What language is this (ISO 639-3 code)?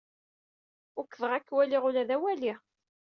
kab